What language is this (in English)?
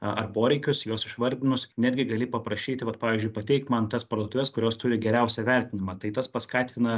Lithuanian